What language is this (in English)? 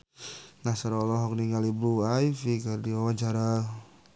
Sundanese